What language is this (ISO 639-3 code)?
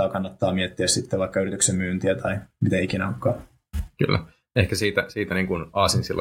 fin